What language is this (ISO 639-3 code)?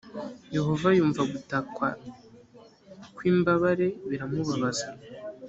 kin